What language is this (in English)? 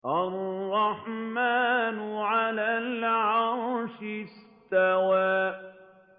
Arabic